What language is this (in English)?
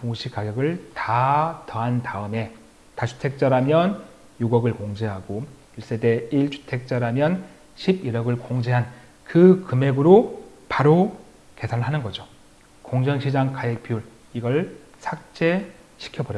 Korean